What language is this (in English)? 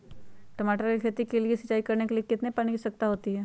Magahi